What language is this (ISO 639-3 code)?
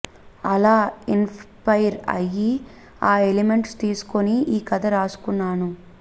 tel